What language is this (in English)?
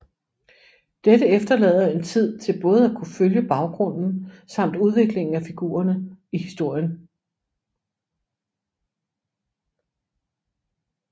Danish